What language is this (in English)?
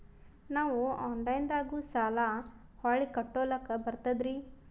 Kannada